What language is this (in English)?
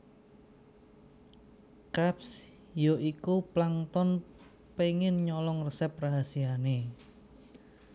Javanese